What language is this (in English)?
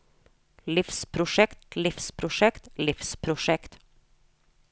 Norwegian